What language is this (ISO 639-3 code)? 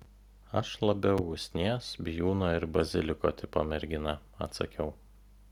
lit